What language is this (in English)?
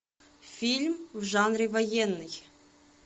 Russian